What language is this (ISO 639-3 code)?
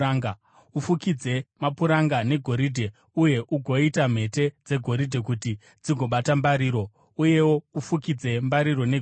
sna